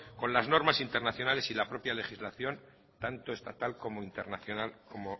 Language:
Spanish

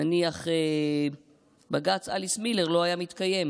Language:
Hebrew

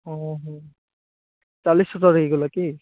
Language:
Odia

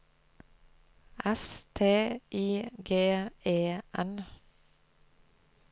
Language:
Norwegian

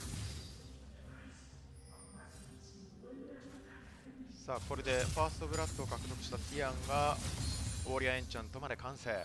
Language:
Japanese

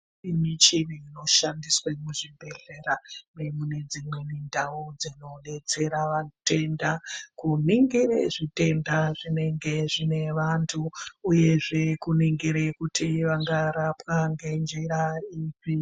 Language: Ndau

